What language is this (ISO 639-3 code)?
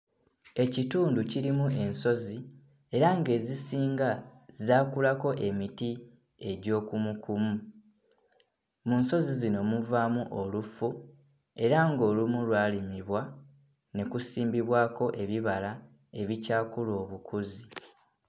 lug